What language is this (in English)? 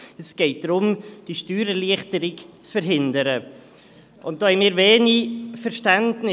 Swiss German